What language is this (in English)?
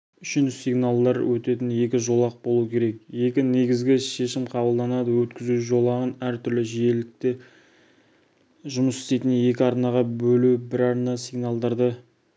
Kazakh